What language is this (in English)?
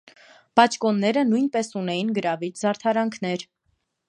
Armenian